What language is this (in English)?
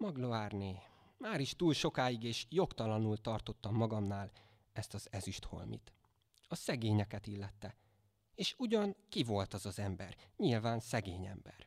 Hungarian